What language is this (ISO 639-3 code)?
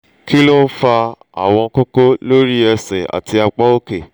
yor